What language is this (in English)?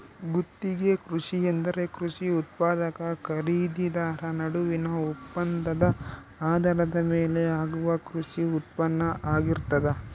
Kannada